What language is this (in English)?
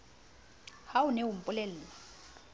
Southern Sotho